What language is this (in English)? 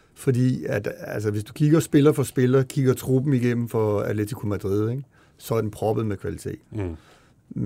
Danish